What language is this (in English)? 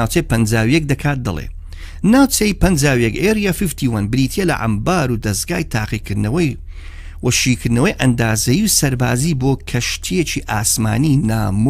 Persian